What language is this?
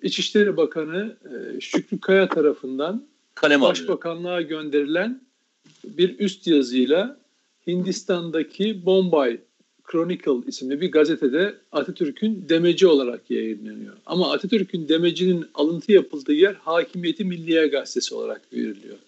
Turkish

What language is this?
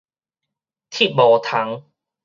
Min Nan Chinese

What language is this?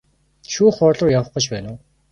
Mongolian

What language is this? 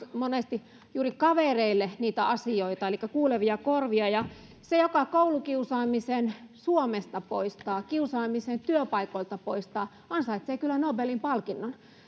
Finnish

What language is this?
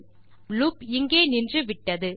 Tamil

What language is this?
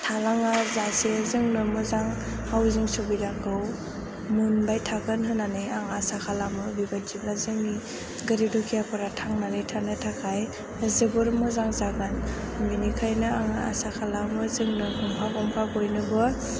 Bodo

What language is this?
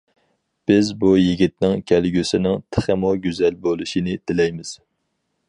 Uyghur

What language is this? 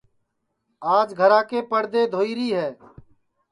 Sansi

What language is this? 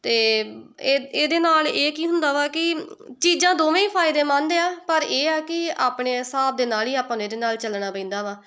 Punjabi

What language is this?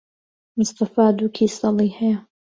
Central Kurdish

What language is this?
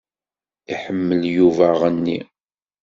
Kabyle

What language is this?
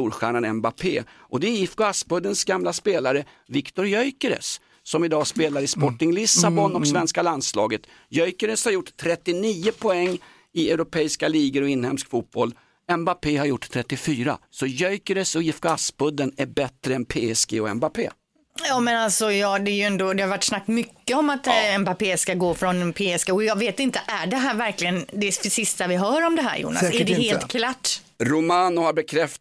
Swedish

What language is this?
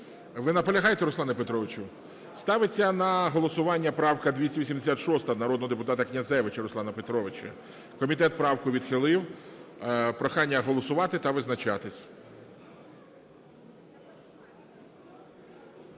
Ukrainian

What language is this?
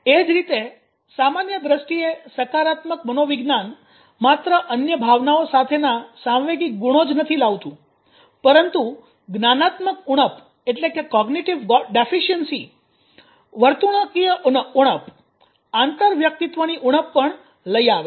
Gujarati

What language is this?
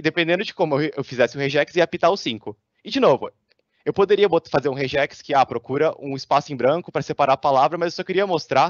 Portuguese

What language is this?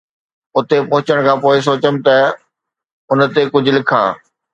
Sindhi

